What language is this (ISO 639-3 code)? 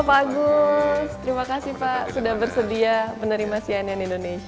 ind